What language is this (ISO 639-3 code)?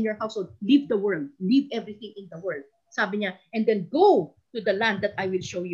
fil